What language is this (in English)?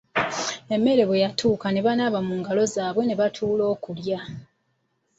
Ganda